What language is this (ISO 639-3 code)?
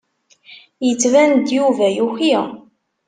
kab